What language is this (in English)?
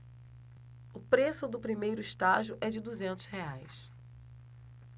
Portuguese